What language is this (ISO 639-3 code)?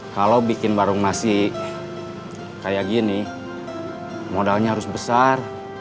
ind